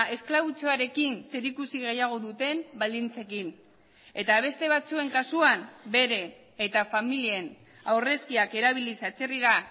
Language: Basque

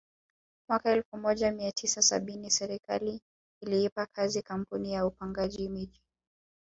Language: Swahili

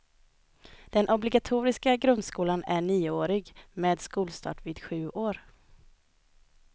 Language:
Swedish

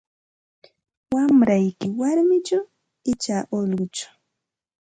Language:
Santa Ana de Tusi Pasco Quechua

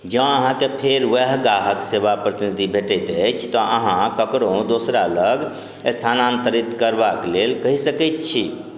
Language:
Maithili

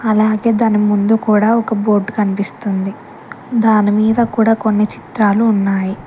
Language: Telugu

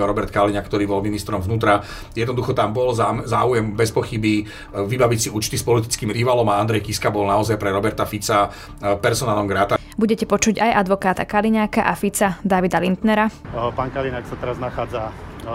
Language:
Slovak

